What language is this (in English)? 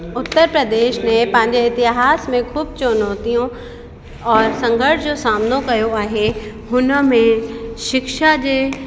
Sindhi